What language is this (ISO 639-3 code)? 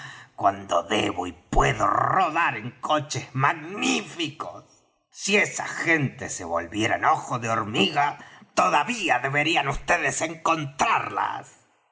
spa